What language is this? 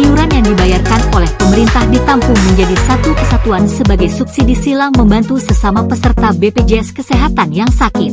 Indonesian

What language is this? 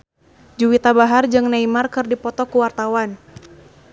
Sundanese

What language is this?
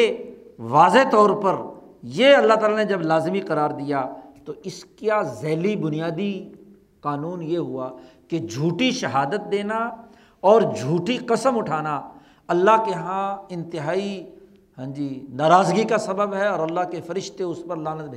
Urdu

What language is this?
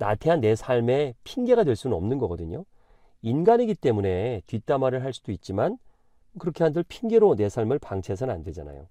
Korean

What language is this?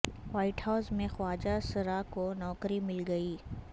Urdu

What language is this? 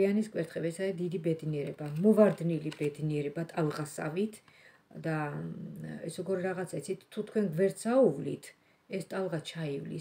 Romanian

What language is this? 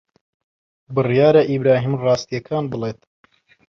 Central Kurdish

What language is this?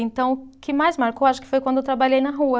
Portuguese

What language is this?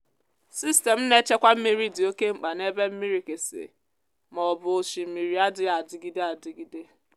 Igbo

